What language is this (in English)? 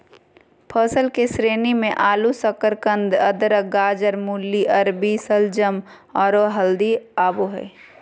Magahi